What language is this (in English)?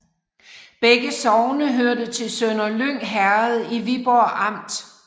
Danish